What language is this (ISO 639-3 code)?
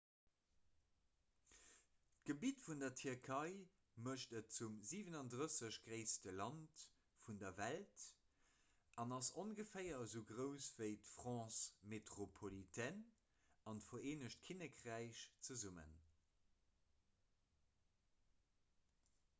ltz